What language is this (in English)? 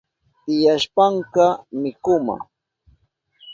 Southern Pastaza Quechua